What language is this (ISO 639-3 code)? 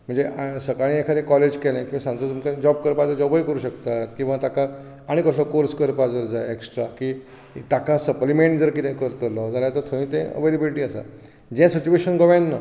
kok